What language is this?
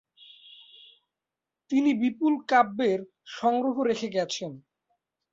Bangla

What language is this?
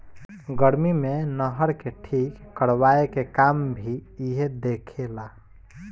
Bhojpuri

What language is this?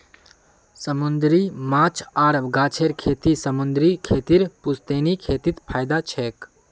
Magahi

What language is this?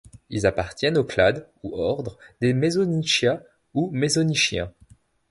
French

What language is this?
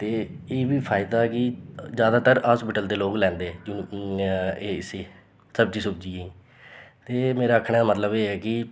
Dogri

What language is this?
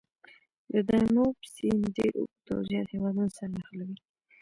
Pashto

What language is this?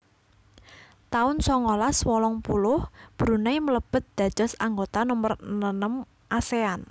Javanese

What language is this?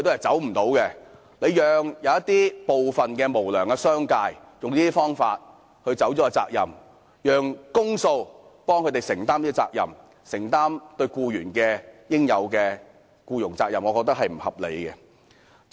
Cantonese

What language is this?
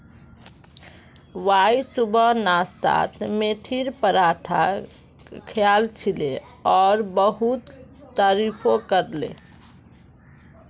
Magahi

